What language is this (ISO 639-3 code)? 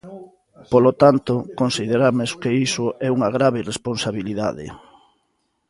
glg